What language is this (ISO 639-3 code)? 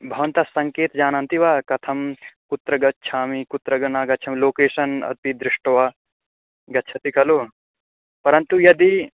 san